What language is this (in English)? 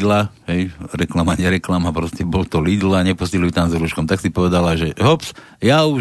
Slovak